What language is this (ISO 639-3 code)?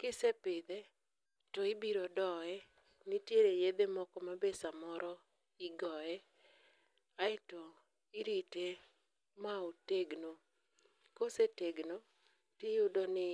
luo